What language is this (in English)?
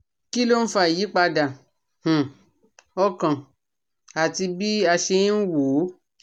Yoruba